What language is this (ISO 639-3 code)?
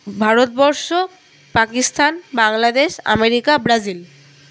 ben